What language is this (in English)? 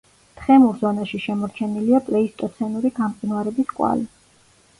Georgian